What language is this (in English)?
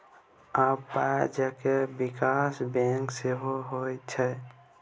Maithili